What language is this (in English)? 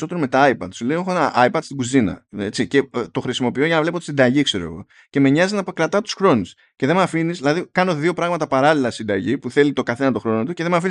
Greek